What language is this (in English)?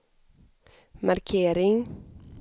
Swedish